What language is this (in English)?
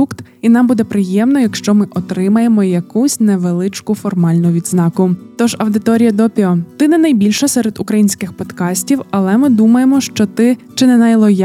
Ukrainian